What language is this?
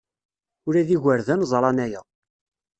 Kabyle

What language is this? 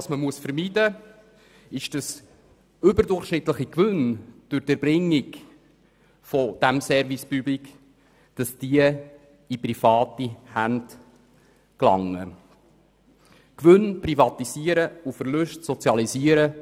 Swiss German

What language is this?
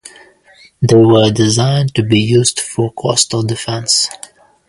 English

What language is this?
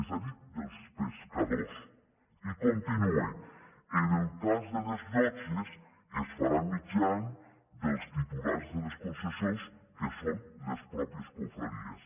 Catalan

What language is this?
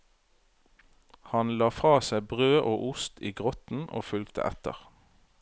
Norwegian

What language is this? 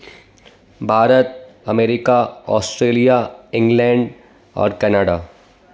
Sindhi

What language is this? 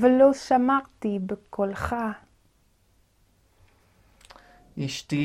Hebrew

